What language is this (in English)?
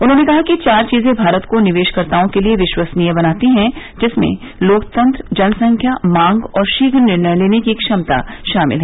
Hindi